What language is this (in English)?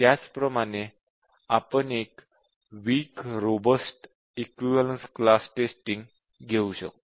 Marathi